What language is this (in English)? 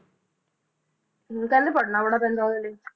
Punjabi